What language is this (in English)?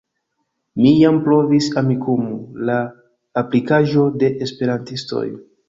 Esperanto